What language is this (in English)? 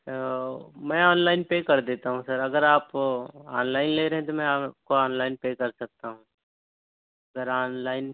Urdu